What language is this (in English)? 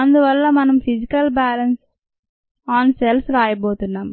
Telugu